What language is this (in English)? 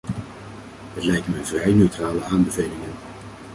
Dutch